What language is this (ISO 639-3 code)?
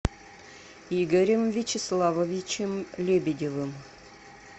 rus